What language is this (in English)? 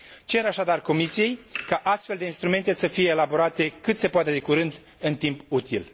Romanian